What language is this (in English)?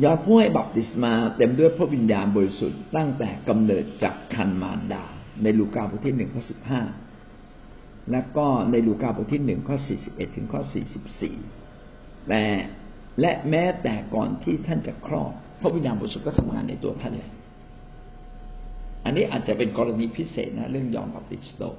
Thai